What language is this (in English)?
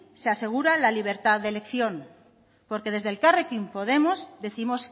Spanish